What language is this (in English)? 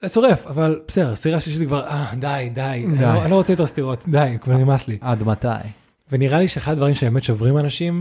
Hebrew